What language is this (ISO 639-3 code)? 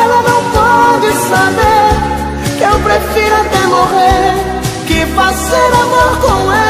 por